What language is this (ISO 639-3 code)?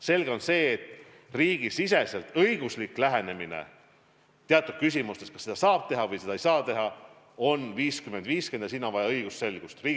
est